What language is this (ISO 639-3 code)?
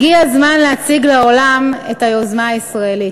heb